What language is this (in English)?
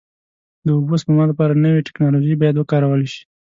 Pashto